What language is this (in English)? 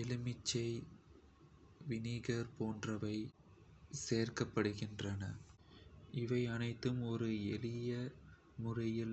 Kota (India)